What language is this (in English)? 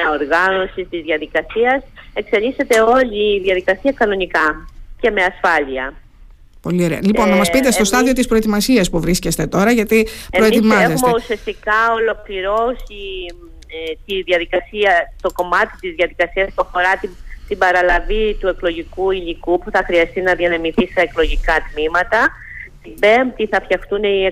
Greek